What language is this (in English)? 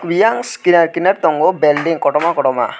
Kok Borok